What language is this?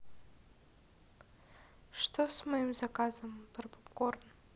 Russian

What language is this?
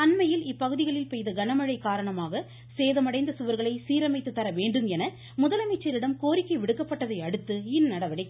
Tamil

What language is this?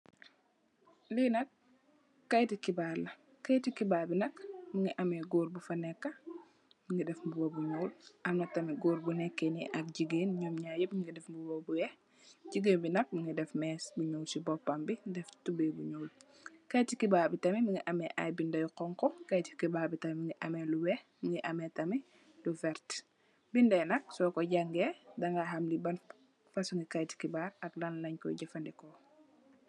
Wolof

